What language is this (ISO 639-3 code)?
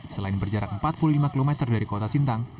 ind